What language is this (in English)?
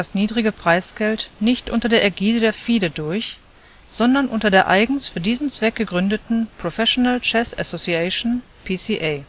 German